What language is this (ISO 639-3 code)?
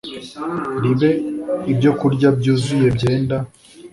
kin